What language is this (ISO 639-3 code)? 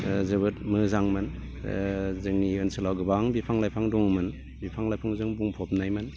brx